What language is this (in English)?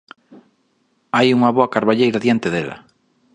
Galician